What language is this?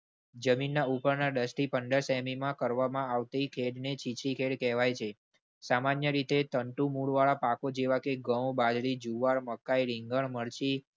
Gujarati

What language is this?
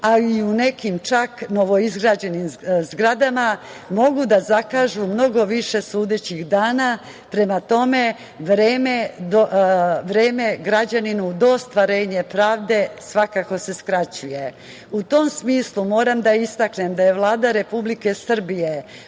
Serbian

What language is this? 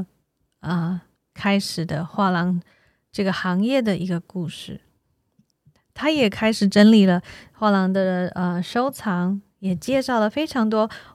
Chinese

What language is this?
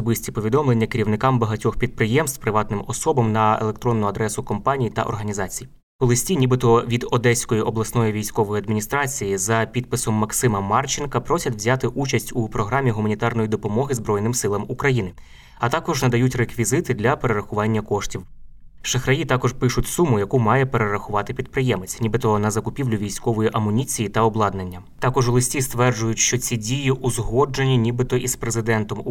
Ukrainian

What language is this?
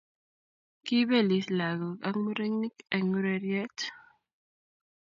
Kalenjin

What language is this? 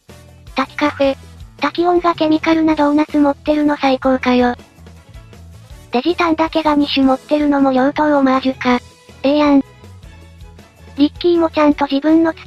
Japanese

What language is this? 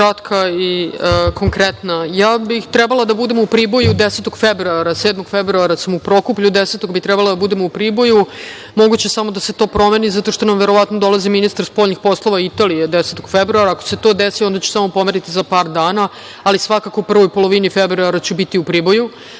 Serbian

